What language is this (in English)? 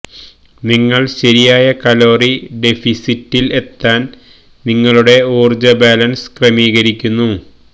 Malayalam